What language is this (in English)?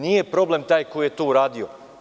Serbian